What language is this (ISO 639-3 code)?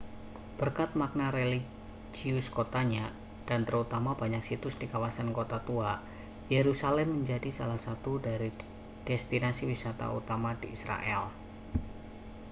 ind